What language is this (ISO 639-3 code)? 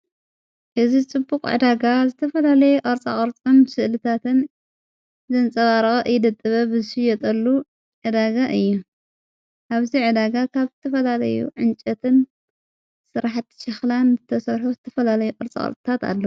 tir